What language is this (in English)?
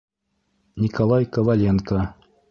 Bashkir